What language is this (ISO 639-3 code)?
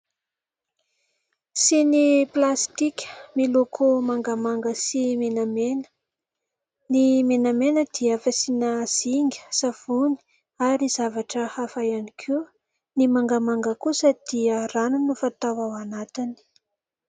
mlg